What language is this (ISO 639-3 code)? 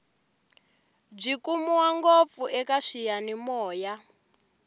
tso